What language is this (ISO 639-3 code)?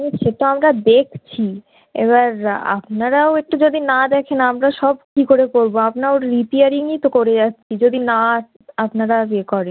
ben